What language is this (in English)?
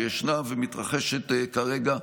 Hebrew